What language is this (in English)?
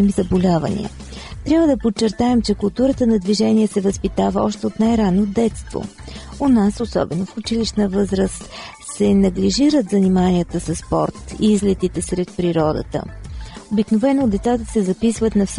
Bulgarian